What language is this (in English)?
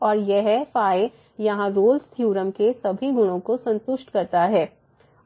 Hindi